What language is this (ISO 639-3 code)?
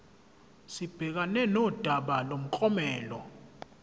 zul